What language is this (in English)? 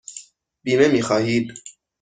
Persian